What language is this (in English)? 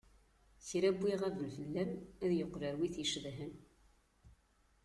Kabyle